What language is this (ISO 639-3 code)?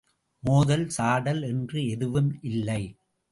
tam